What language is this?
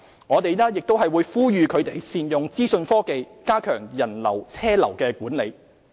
Cantonese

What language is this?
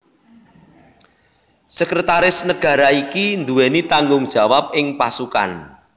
Javanese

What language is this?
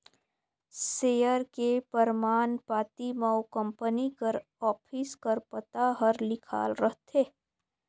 Chhattisgarhi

